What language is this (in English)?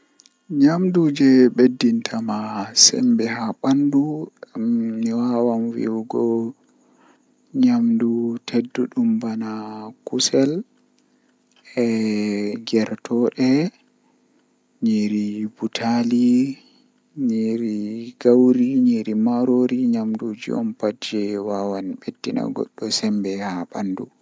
Western Niger Fulfulde